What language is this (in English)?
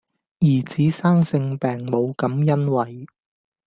Cantonese